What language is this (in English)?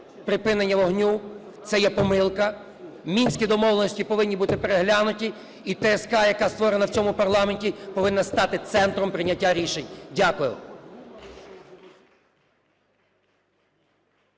Ukrainian